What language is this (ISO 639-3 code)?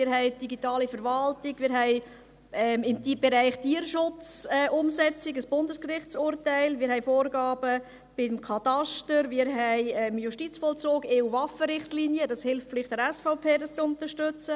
gsw